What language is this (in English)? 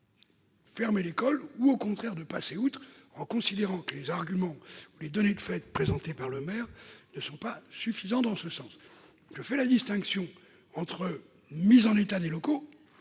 French